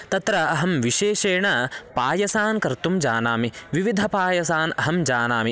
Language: Sanskrit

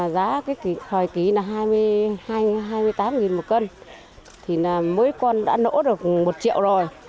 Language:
Vietnamese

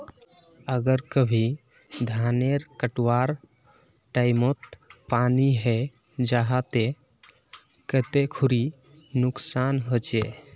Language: Magahi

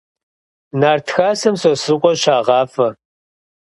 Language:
Kabardian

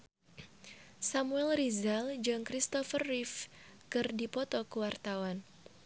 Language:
Sundanese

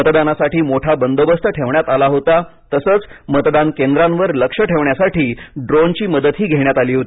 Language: Marathi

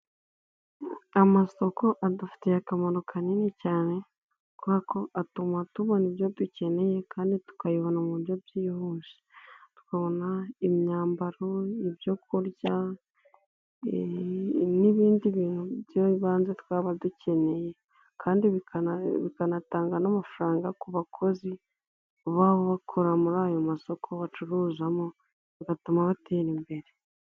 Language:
Kinyarwanda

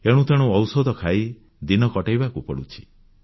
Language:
Odia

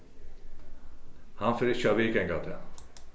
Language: Faroese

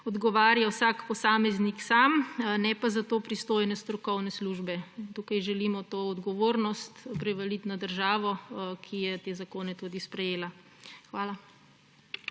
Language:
Slovenian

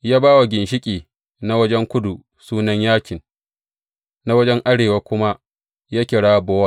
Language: Hausa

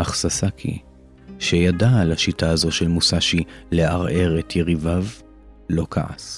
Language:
Hebrew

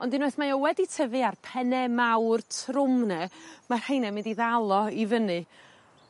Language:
Welsh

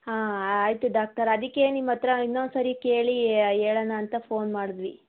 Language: Kannada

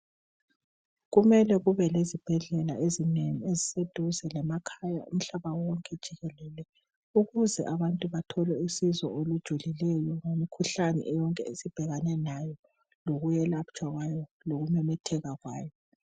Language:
North Ndebele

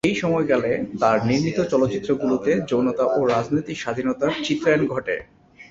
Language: Bangla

